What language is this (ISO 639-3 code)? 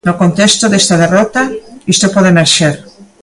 glg